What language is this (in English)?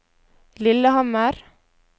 Norwegian